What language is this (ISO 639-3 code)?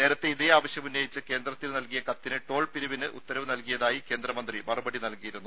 mal